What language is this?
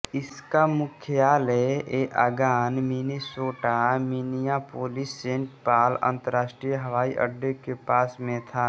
Hindi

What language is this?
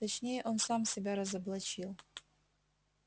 Russian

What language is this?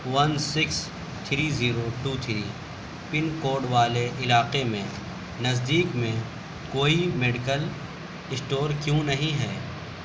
Urdu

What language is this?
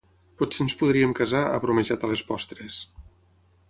Catalan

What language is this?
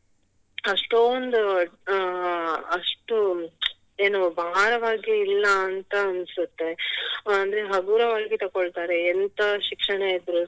Kannada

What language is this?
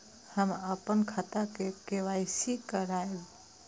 Maithili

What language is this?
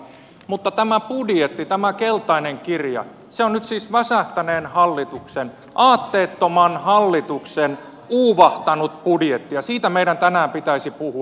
Finnish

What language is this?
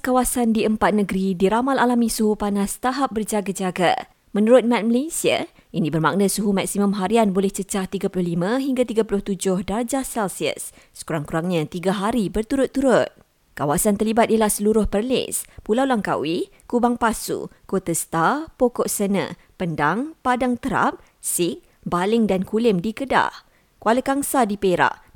Malay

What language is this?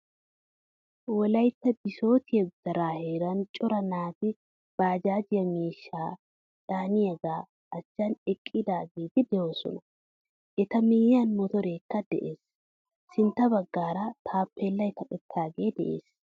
Wolaytta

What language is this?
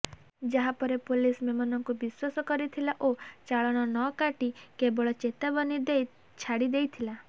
Odia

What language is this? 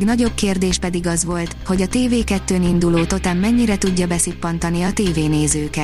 Hungarian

